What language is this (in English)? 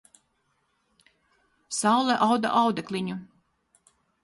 Latvian